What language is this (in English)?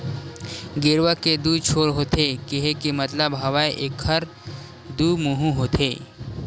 Chhattisgarhi